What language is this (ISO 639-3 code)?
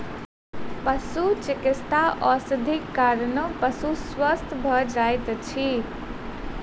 mai